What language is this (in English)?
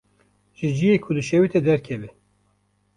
Kurdish